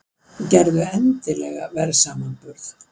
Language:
Icelandic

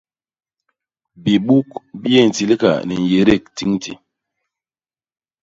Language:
Basaa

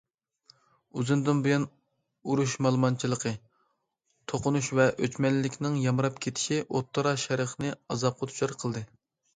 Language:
Uyghur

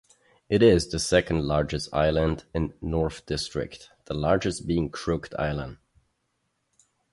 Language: English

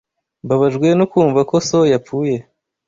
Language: Kinyarwanda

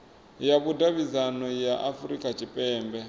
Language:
Venda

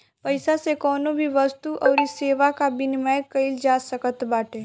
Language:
Bhojpuri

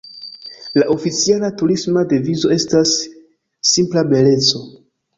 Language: Esperanto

